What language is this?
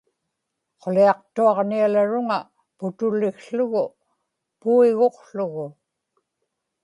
Inupiaq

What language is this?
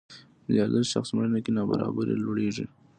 Pashto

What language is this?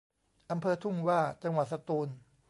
Thai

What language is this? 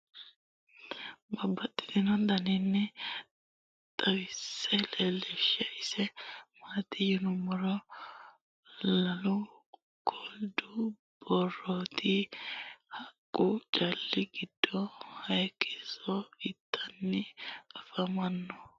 Sidamo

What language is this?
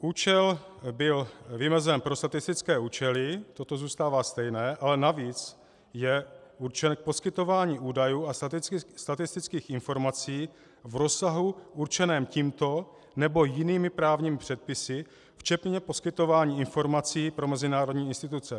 Czech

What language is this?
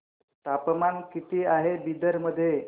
Marathi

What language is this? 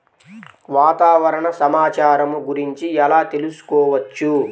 Telugu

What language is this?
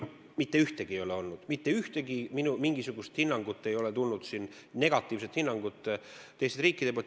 Estonian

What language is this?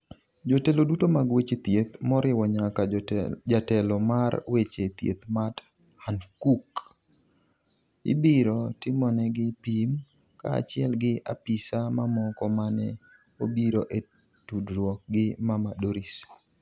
Luo (Kenya and Tanzania)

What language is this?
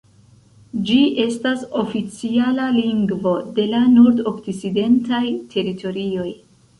Esperanto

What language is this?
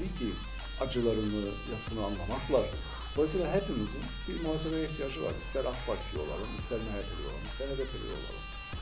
Turkish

